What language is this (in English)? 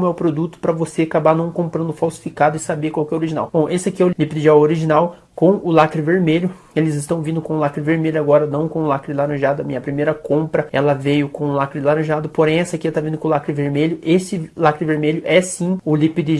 Portuguese